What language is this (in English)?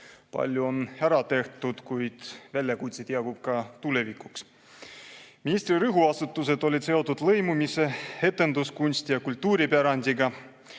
Estonian